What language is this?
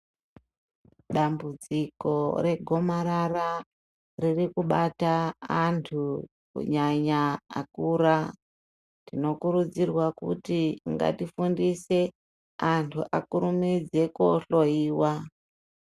Ndau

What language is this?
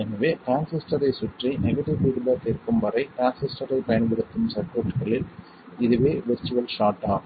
Tamil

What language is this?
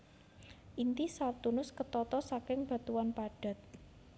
Javanese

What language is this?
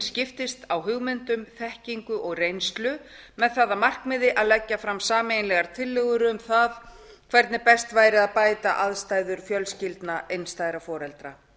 Icelandic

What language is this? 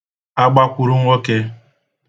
Igbo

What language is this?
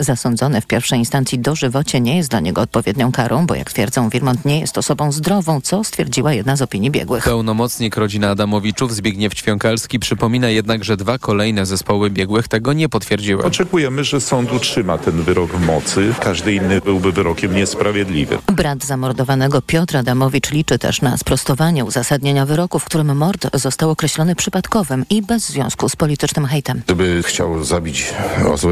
Polish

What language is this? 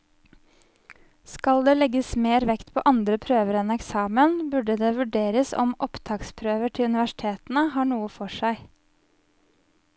Norwegian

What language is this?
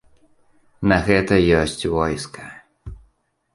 Belarusian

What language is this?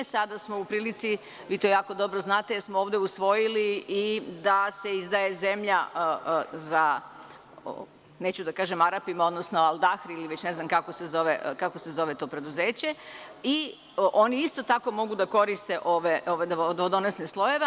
Serbian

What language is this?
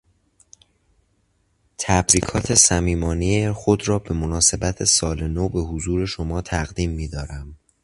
Persian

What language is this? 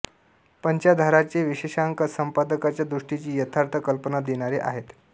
Marathi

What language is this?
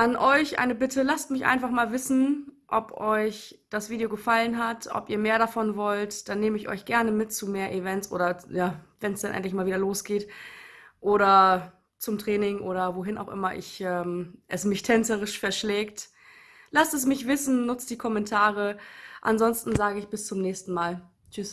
German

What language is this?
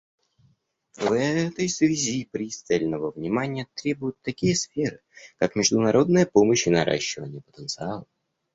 Russian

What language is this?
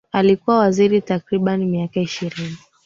Swahili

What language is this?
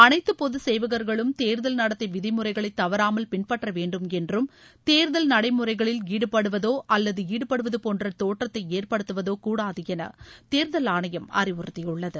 Tamil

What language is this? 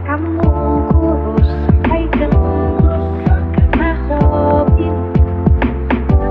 Indonesian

